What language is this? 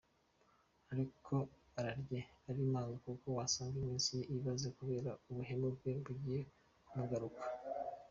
Kinyarwanda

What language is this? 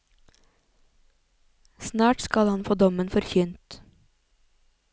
Norwegian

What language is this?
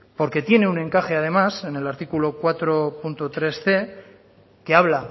Spanish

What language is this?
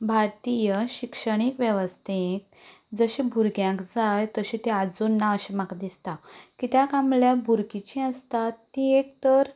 Konkani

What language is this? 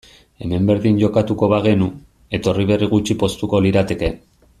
Basque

